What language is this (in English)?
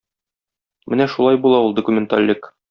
Tatar